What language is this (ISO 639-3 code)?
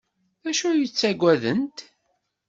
kab